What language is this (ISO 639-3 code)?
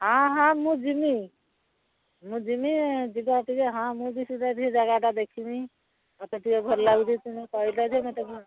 ori